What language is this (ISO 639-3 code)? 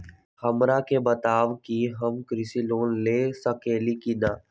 mag